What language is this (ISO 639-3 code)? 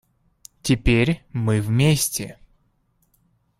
rus